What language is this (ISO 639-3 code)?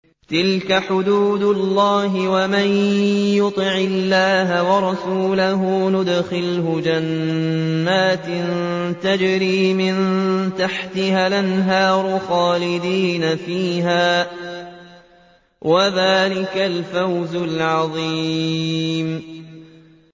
ara